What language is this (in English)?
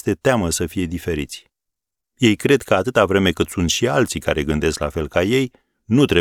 Romanian